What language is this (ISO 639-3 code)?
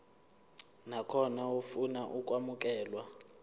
zul